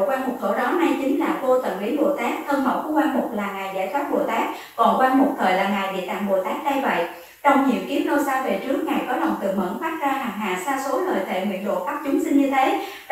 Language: Vietnamese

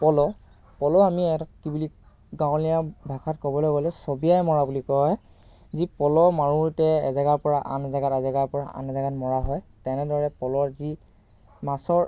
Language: Assamese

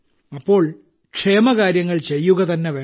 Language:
Malayalam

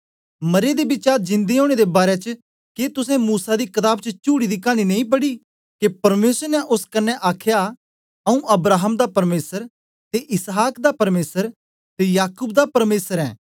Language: Dogri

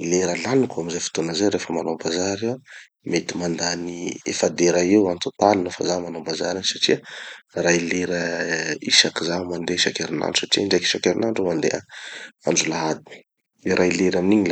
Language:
Tanosy Malagasy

